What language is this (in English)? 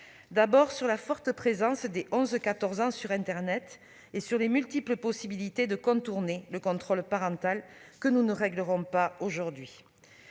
French